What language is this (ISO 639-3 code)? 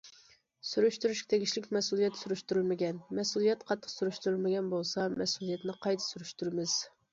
uig